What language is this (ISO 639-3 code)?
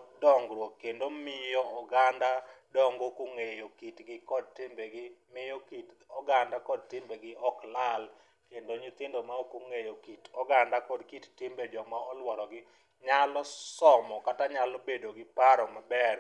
luo